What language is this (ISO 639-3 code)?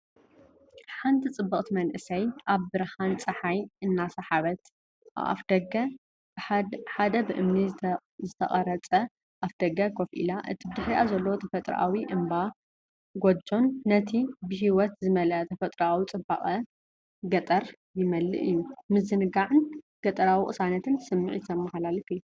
tir